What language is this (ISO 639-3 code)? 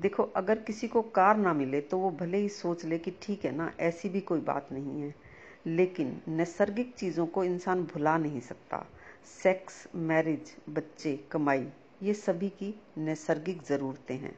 hin